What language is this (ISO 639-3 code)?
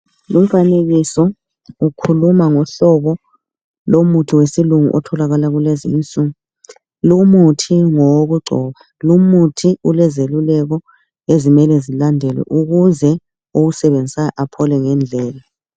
nde